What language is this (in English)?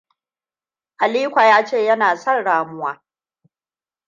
Hausa